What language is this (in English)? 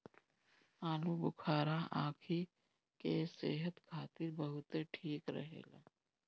Bhojpuri